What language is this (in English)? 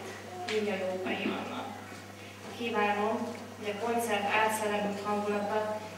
Hungarian